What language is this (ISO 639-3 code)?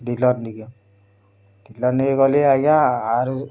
ori